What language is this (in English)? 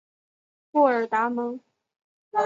Chinese